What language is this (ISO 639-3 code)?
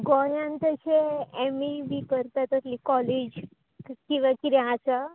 kok